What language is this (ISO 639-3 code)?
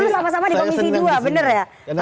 ind